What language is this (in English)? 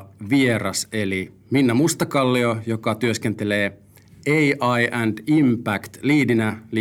Finnish